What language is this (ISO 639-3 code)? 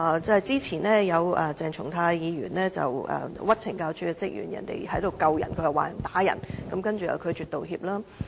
yue